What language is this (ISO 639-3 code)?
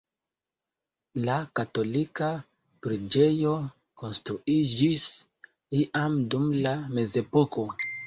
epo